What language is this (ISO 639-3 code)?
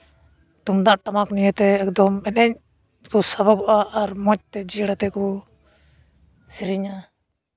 sat